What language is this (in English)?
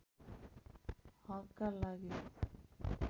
Nepali